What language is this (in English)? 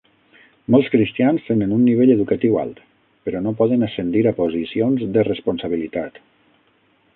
Catalan